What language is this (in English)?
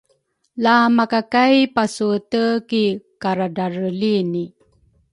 Rukai